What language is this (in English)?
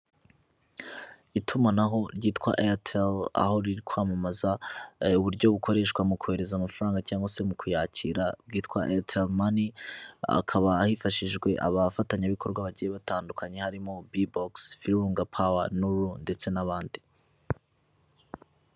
Kinyarwanda